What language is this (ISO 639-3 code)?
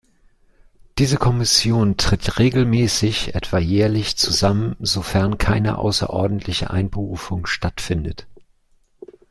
deu